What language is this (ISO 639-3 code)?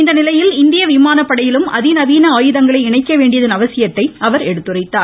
tam